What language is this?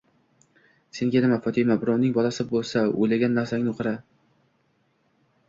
Uzbek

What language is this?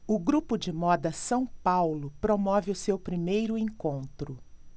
Portuguese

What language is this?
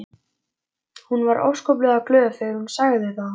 Icelandic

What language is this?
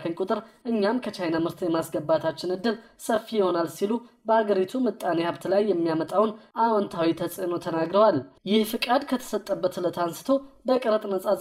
Arabic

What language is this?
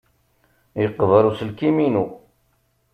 Kabyle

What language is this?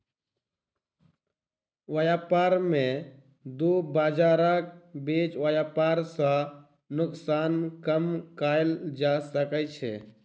Maithili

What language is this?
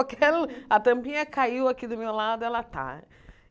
Portuguese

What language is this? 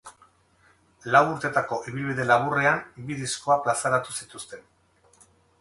Basque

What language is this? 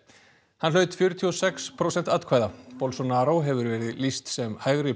Icelandic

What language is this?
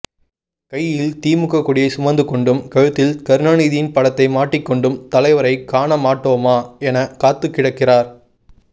Tamil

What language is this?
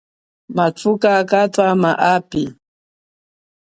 Chokwe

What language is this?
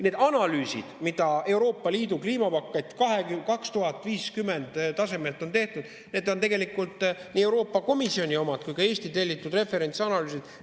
Estonian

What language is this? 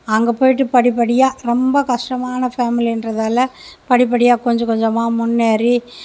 Tamil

